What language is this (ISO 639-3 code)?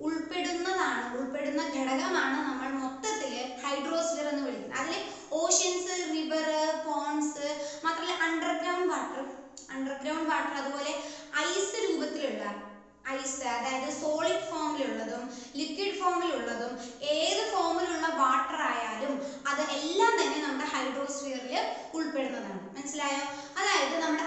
mal